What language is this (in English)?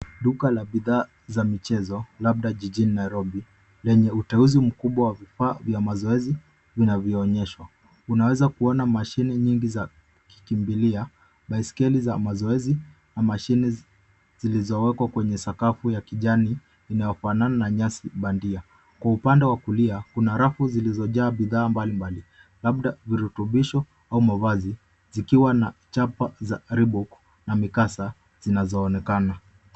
Swahili